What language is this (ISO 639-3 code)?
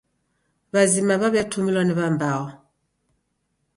dav